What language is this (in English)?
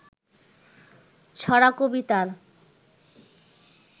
Bangla